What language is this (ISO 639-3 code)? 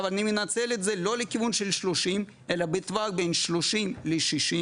heb